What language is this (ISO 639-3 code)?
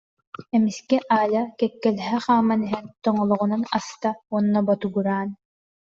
sah